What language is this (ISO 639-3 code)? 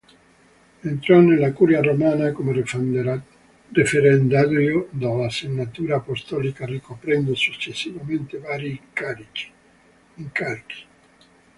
ita